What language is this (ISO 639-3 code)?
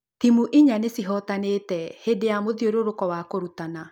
kik